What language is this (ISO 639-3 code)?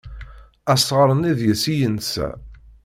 kab